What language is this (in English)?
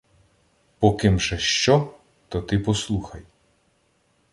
Ukrainian